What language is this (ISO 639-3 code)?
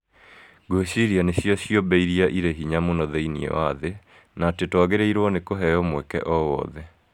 kik